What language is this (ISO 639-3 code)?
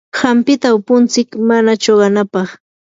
qur